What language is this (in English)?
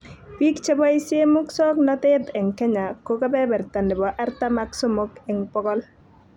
Kalenjin